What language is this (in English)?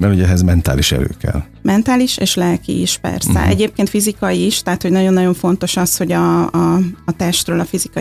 Hungarian